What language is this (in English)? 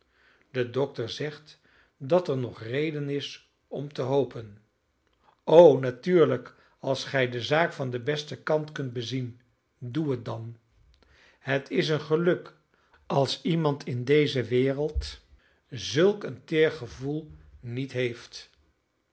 Dutch